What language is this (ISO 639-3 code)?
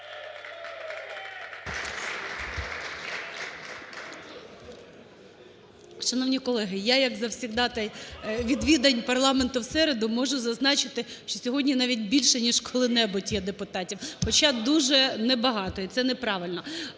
ukr